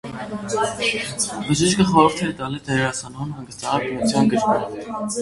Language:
Armenian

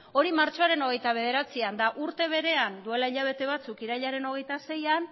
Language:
Basque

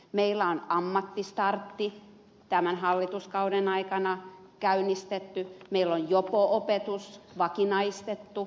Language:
Finnish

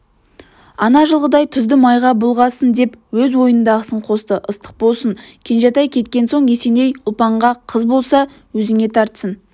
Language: Kazakh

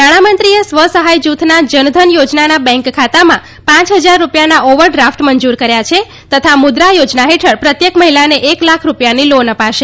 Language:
Gujarati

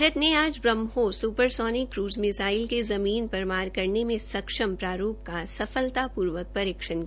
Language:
Hindi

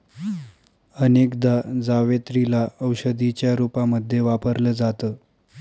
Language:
Marathi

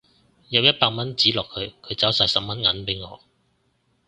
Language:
Cantonese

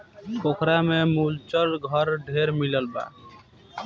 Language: Bhojpuri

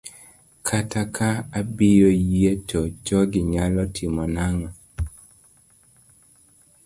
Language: Luo (Kenya and Tanzania)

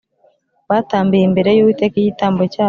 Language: Kinyarwanda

